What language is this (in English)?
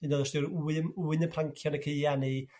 Welsh